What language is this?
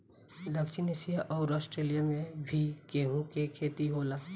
Bhojpuri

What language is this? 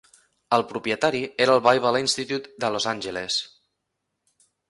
Catalan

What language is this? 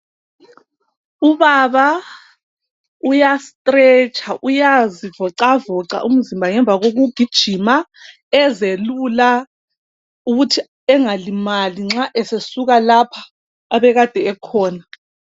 North Ndebele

